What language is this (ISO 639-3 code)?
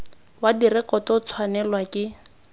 tsn